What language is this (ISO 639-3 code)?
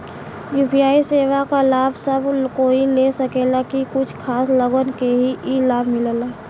bho